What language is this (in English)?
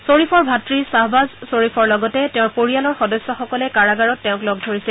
Assamese